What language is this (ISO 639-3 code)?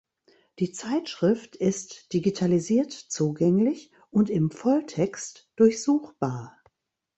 deu